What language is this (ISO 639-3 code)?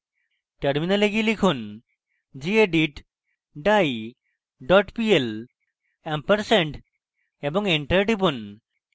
ben